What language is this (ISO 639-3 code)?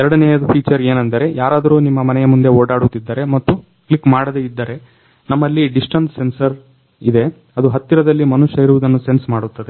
kan